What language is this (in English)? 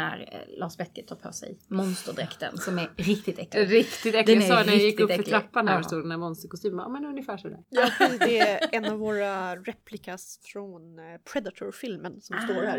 Swedish